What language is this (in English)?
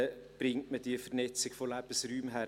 Swiss German